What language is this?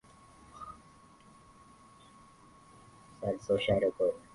Swahili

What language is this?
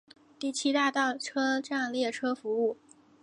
Chinese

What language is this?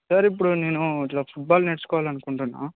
Telugu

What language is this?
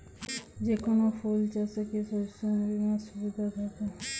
Bangla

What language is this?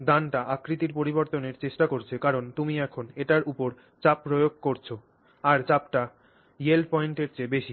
Bangla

